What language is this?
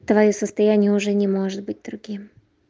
Russian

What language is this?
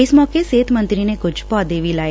Punjabi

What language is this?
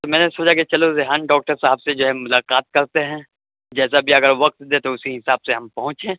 Urdu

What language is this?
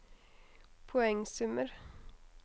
Norwegian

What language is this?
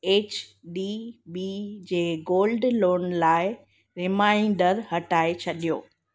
Sindhi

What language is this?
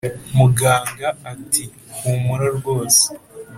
Kinyarwanda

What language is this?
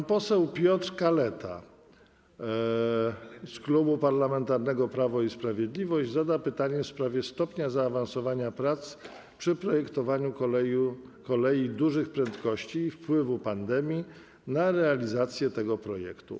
Polish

